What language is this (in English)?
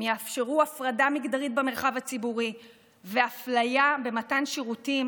Hebrew